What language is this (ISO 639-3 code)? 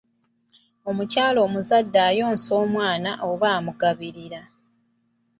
lug